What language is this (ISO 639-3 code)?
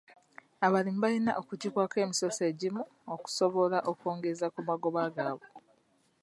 lug